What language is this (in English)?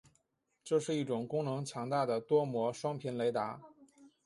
Chinese